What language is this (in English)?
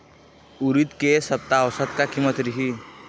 Chhattisgarhi